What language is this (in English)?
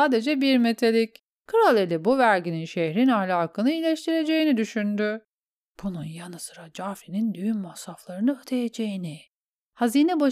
Turkish